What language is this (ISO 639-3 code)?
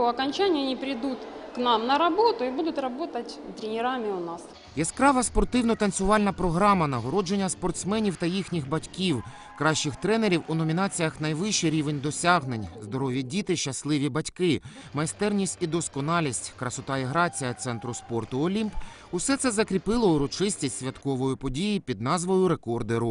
rus